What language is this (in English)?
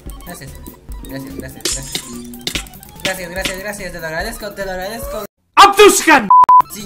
Spanish